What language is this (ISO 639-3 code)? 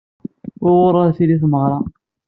kab